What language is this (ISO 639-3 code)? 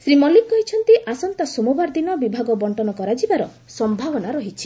ori